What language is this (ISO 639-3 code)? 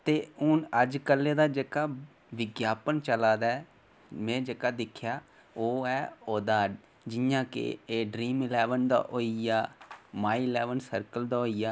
doi